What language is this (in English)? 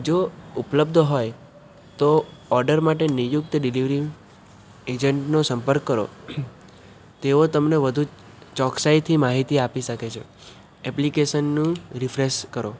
Gujarati